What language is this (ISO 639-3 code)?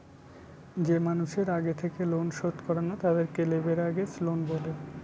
ben